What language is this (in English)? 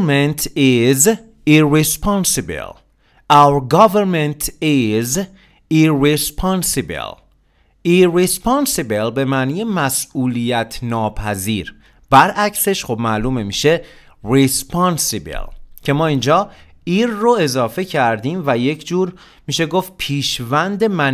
Persian